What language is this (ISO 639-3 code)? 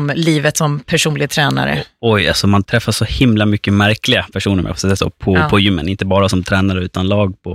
swe